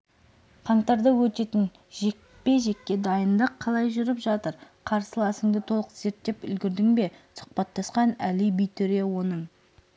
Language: Kazakh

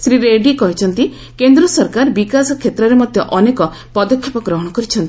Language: Odia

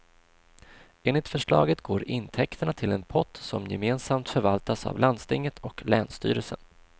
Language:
Swedish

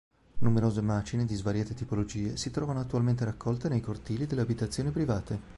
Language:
Italian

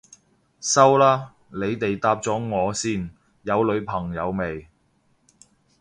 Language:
Cantonese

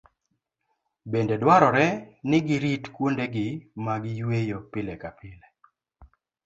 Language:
Luo (Kenya and Tanzania)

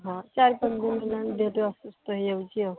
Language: Odia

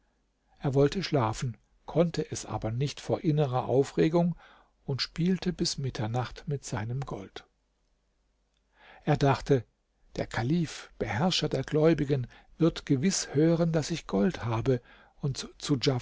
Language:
German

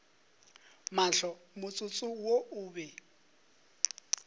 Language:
Northern Sotho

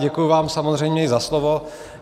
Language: Czech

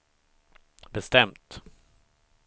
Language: Swedish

